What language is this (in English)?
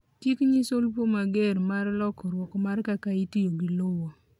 Luo (Kenya and Tanzania)